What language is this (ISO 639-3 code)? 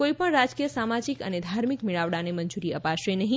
guj